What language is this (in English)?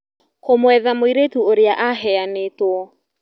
Kikuyu